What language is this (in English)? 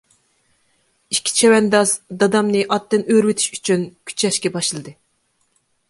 Uyghur